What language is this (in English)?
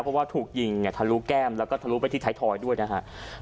Thai